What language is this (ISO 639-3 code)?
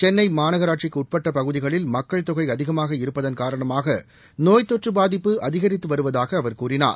tam